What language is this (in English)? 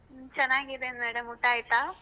Kannada